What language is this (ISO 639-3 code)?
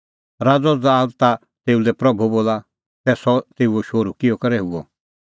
kfx